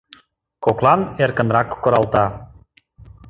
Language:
Mari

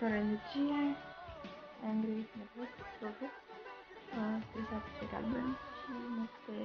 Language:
Romanian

